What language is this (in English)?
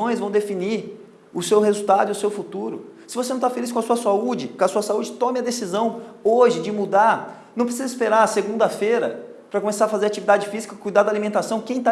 Portuguese